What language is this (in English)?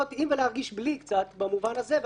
Hebrew